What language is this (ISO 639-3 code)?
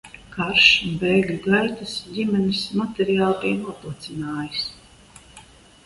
lav